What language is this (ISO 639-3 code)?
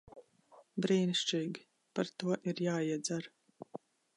lav